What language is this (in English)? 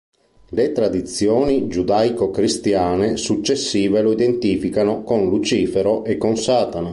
Italian